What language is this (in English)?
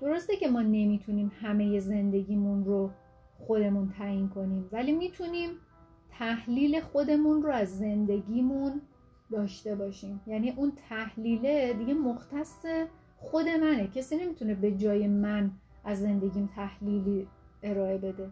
Persian